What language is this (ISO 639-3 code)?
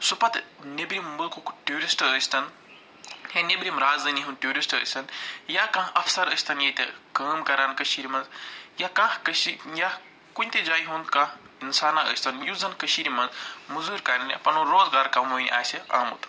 kas